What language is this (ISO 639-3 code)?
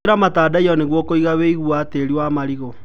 kik